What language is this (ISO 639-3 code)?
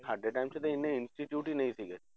pan